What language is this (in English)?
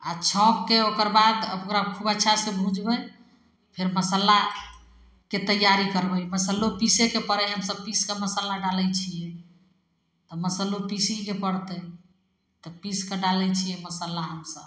Maithili